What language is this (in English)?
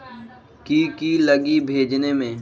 Magahi